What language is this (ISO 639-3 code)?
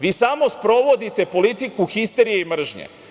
srp